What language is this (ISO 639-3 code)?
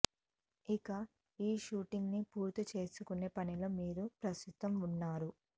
tel